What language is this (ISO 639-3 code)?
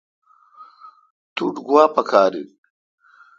xka